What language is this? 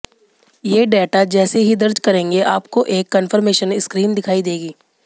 Hindi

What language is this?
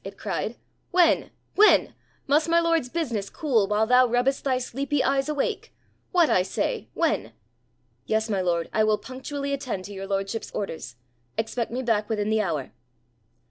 English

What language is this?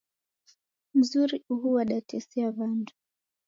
Taita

